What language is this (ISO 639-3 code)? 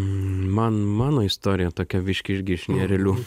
lit